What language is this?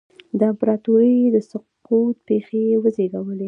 Pashto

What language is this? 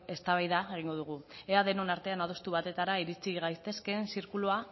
Basque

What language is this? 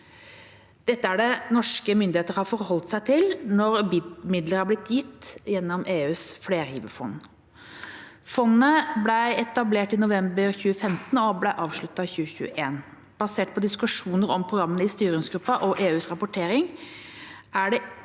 Norwegian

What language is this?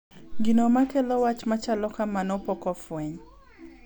Luo (Kenya and Tanzania)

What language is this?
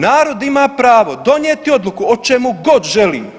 Croatian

